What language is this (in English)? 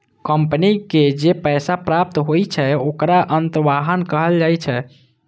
Maithili